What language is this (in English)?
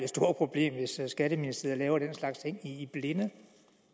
Danish